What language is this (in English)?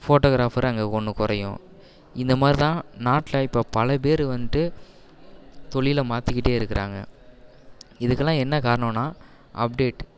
Tamil